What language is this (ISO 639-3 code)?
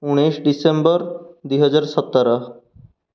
ori